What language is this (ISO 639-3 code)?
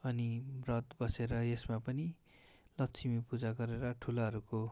nep